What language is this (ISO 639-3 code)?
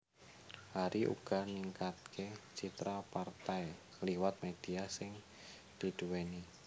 jav